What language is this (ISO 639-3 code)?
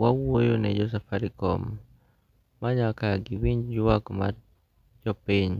luo